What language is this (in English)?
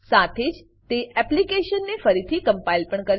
Gujarati